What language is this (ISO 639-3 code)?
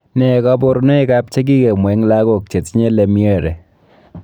kln